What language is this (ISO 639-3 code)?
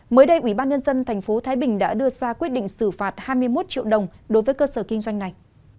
vie